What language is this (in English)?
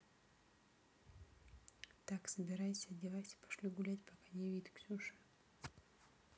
Russian